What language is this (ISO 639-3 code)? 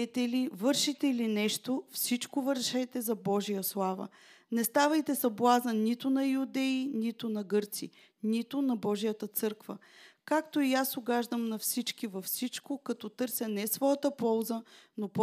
bul